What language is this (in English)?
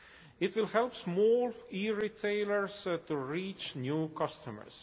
English